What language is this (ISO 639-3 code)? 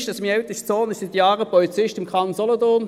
gsw